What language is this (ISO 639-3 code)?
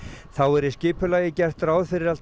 isl